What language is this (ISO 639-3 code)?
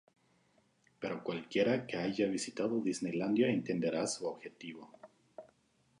spa